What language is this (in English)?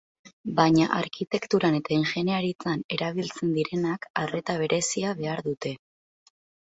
Basque